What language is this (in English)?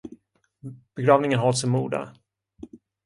Swedish